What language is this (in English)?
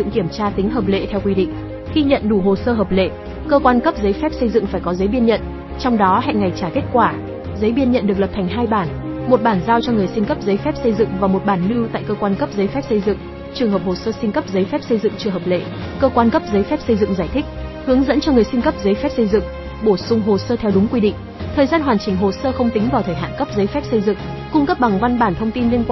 Vietnamese